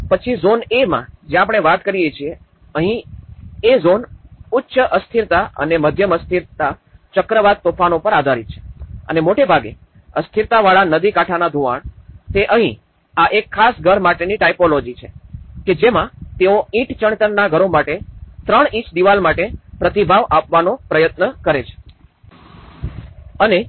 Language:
Gujarati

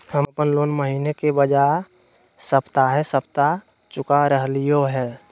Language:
Magahi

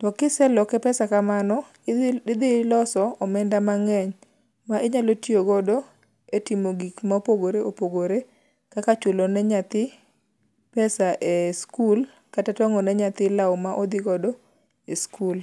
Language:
Luo (Kenya and Tanzania)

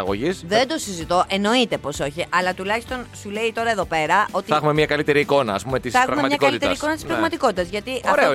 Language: Greek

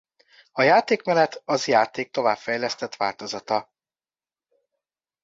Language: Hungarian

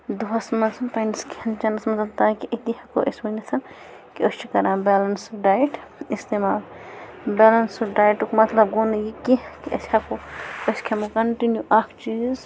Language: Kashmiri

